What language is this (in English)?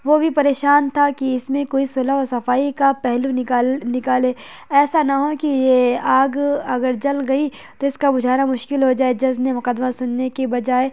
Urdu